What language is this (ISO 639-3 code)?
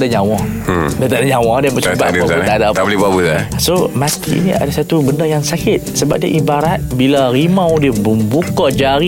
msa